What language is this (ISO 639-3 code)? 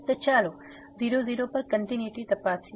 guj